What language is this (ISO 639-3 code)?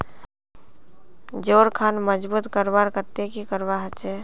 mag